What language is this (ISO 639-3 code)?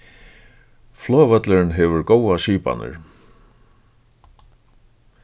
fao